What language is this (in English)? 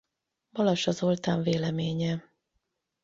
Hungarian